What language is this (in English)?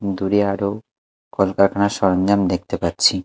Bangla